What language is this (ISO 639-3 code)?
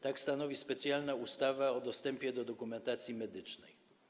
pol